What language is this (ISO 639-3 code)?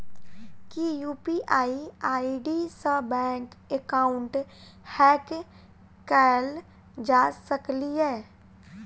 mai